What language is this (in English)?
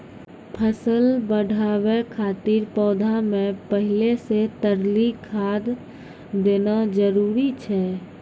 Maithili